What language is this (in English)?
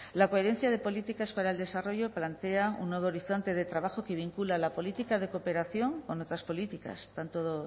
Spanish